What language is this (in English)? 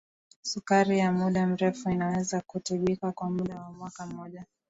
Swahili